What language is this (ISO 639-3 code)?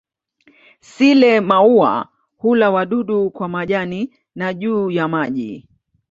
swa